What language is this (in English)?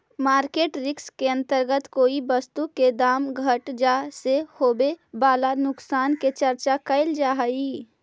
Magahi